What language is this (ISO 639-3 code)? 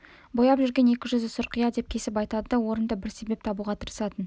kaz